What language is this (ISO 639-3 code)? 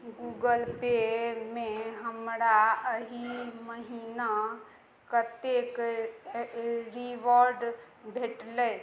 mai